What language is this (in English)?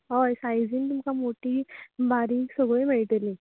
Konkani